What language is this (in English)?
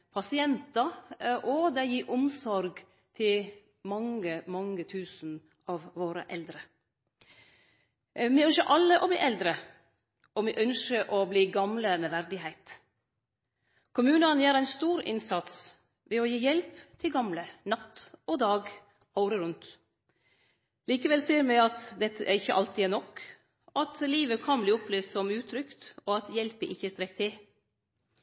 Norwegian Nynorsk